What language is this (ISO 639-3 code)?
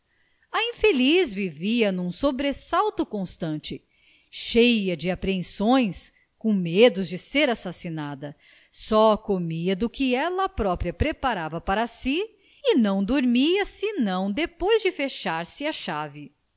por